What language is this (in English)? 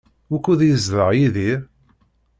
Kabyle